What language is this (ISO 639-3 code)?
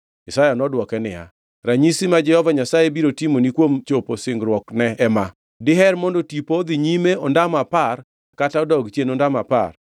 luo